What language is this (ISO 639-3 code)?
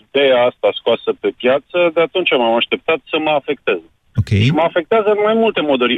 ron